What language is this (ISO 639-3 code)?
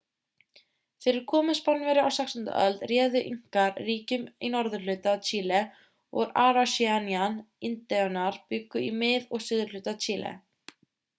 isl